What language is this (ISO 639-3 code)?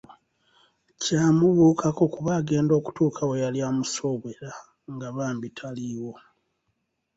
lug